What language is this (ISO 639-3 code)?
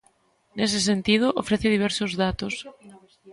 glg